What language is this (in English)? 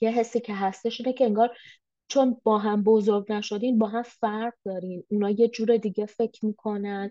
Persian